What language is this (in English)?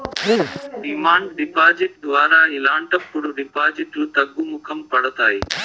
Telugu